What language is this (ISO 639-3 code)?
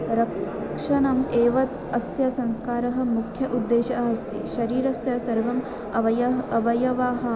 san